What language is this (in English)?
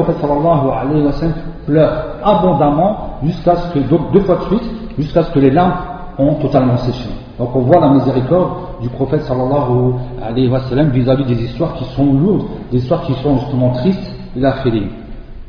French